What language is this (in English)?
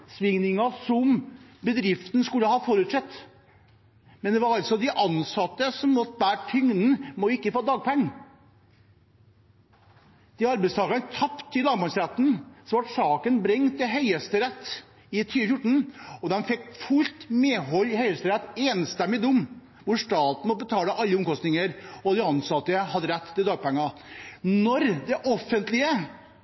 Norwegian Bokmål